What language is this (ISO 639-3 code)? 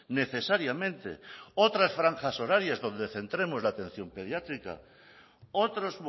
spa